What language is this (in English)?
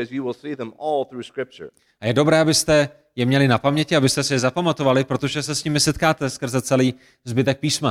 Czech